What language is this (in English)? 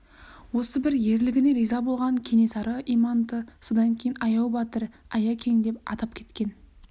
Kazakh